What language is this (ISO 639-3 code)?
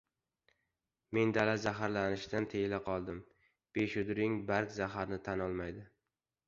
uzb